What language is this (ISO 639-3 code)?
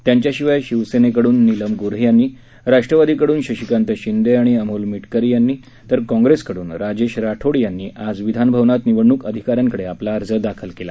mar